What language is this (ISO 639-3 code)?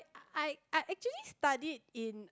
eng